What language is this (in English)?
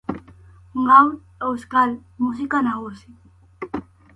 Basque